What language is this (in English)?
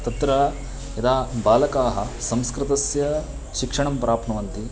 Sanskrit